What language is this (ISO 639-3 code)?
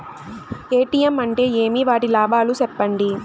tel